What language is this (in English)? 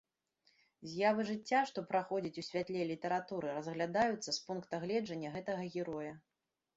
Belarusian